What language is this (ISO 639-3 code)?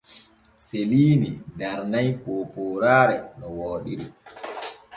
fue